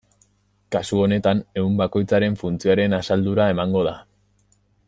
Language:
Basque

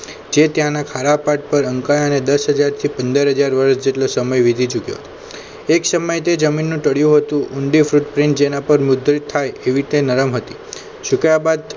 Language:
Gujarati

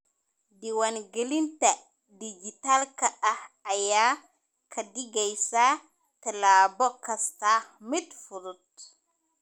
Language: Somali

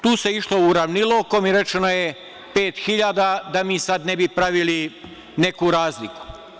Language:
Serbian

